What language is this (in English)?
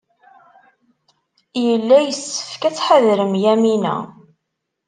Kabyle